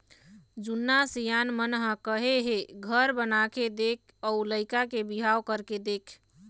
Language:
Chhattisgarhi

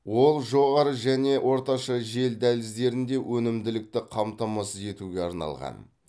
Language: Kazakh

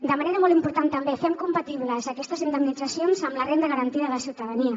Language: Catalan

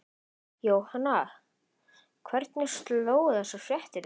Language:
Icelandic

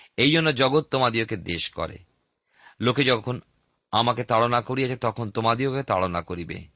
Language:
Bangla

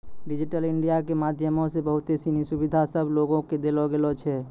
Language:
Maithili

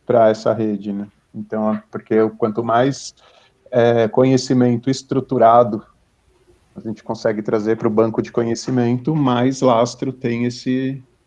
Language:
Portuguese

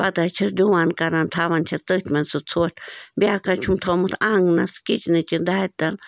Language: Kashmiri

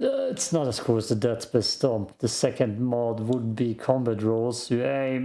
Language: English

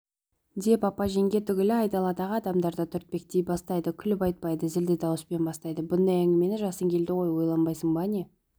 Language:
Kazakh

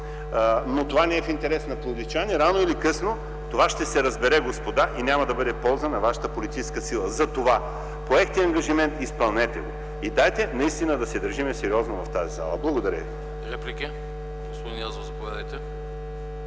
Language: Bulgarian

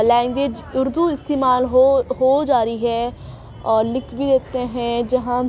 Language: Urdu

